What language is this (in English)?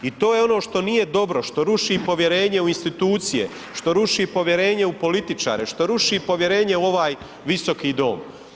Croatian